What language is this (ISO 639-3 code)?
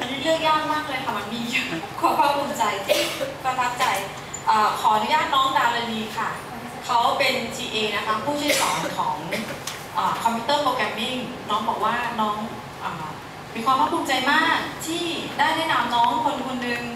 tha